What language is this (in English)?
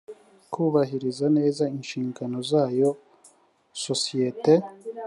Kinyarwanda